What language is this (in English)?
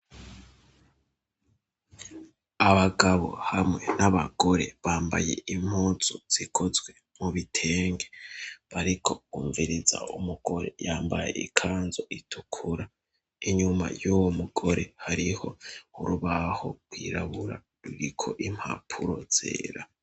Rundi